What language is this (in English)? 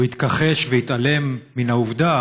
Hebrew